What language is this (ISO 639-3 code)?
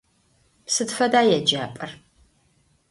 ady